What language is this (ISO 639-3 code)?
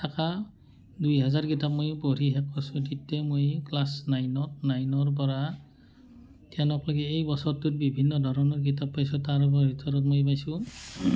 asm